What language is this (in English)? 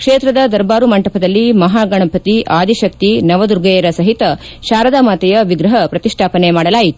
Kannada